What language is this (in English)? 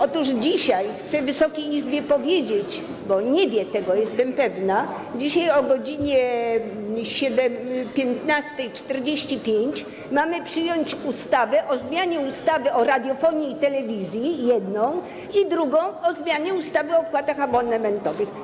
Polish